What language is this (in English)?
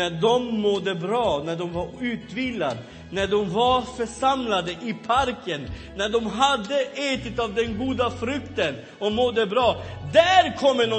Swedish